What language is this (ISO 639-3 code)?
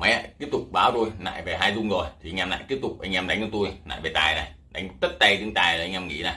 vie